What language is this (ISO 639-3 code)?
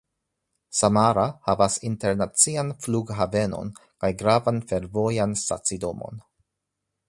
epo